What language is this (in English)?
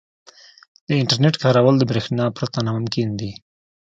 Pashto